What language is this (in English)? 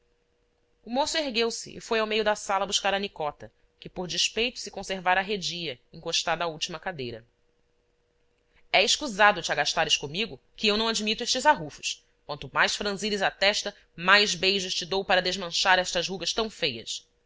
Portuguese